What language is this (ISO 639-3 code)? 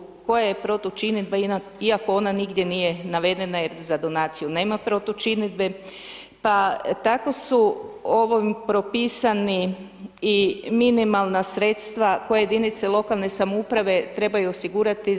hrv